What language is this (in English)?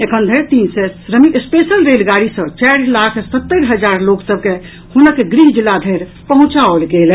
Maithili